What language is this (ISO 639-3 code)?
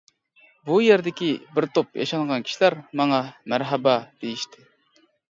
uig